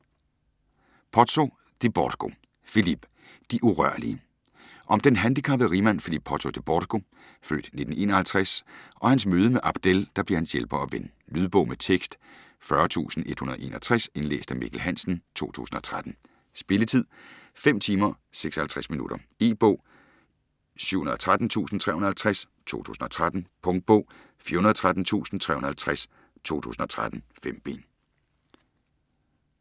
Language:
Danish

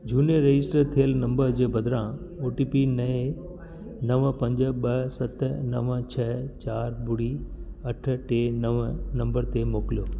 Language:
Sindhi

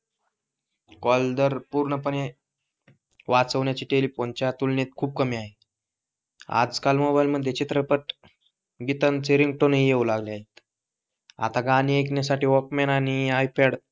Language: Marathi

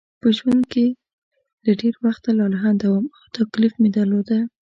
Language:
Pashto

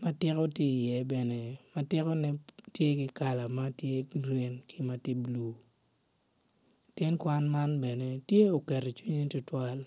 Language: Acoli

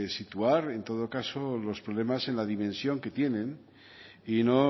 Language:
Spanish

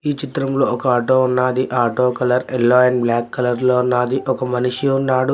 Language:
Telugu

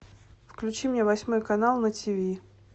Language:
Russian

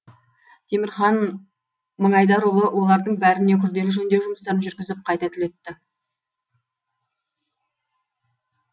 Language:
Kazakh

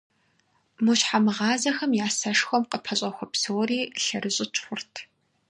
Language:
Kabardian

